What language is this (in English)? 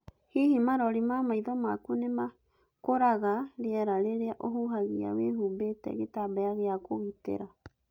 Kikuyu